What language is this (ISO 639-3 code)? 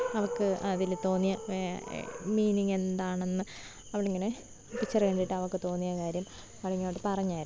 mal